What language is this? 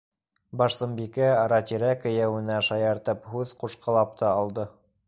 Bashkir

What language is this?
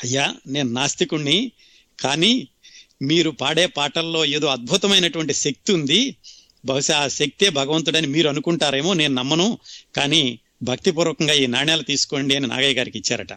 Telugu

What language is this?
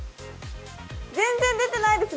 Japanese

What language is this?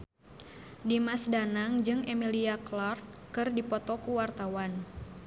Sundanese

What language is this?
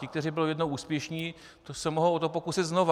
Czech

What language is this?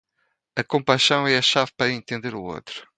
Portuguese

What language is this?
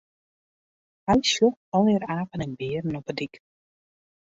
Western Frisian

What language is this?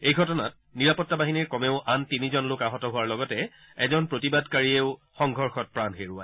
Assamese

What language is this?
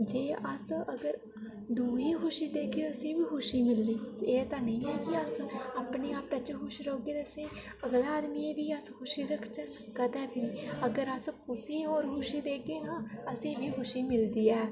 Dogri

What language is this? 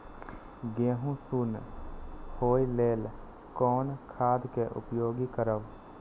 Maithili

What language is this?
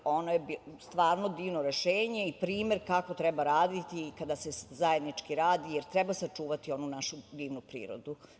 Serbian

